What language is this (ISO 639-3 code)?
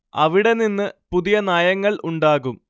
mal